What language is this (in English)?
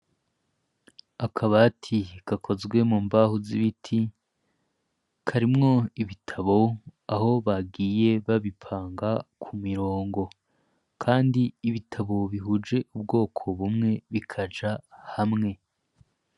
Rundi